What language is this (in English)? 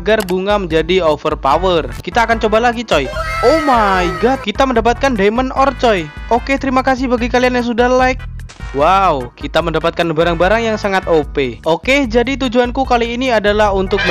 Indonesian